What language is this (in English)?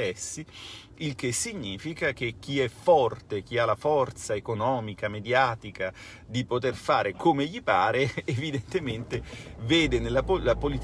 Italian